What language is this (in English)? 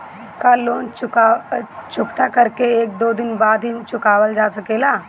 Bhojpuri